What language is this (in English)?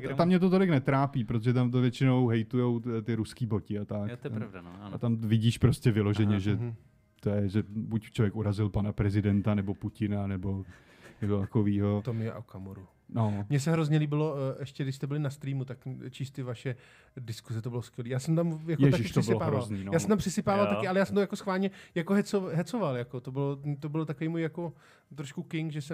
Czech